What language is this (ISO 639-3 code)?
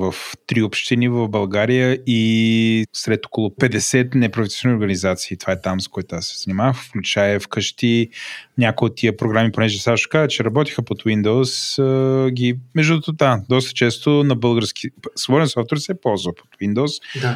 bul